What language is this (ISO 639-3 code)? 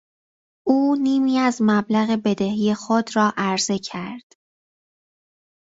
fas